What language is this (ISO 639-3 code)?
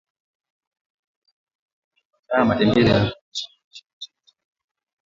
swa